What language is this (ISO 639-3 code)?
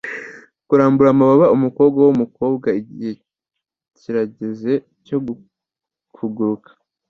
kin